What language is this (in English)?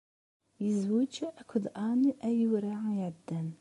Kabyle